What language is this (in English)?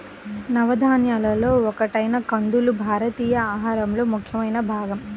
Telugu